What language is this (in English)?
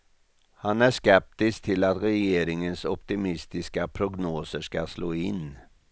Swedish